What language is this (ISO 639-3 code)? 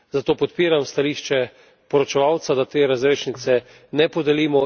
slv